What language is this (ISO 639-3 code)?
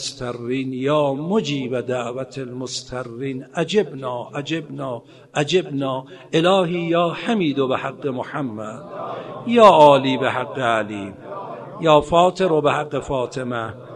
fas